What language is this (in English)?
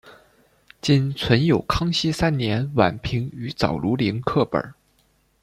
Chinese